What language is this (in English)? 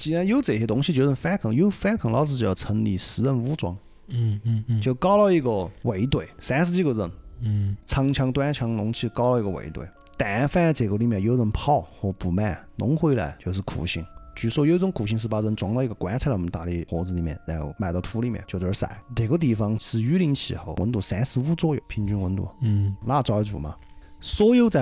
Chinese